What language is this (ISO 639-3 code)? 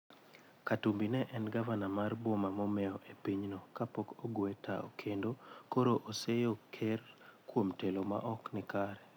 luo